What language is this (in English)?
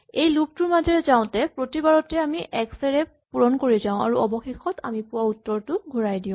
Assamese